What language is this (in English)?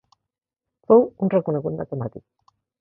Catalan